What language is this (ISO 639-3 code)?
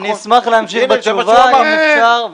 heb